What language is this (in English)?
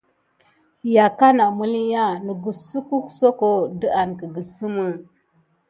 Gidar